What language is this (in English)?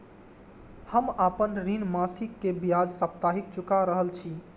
Maithili